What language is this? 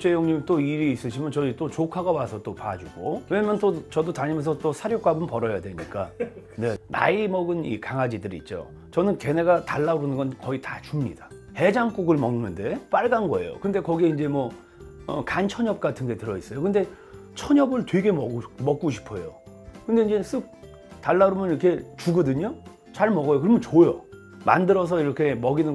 Korean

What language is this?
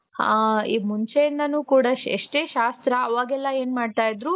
Kannada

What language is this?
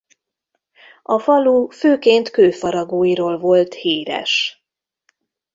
Hungarian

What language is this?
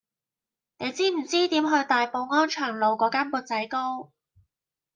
Cantonese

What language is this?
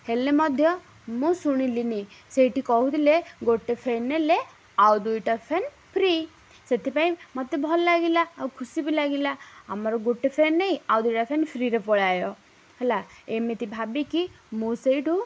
Odia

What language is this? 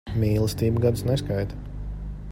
Latvian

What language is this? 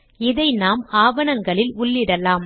Tamil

